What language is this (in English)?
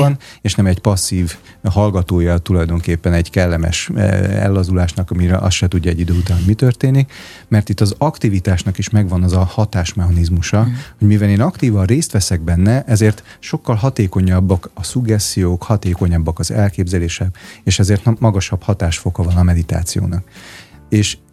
Hungarian